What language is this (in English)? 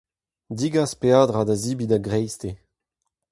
Breton